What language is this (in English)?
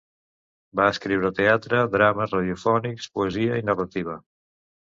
Catalan